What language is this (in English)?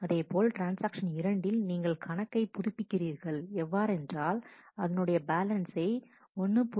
Tamil